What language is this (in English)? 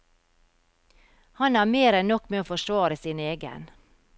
Norwegian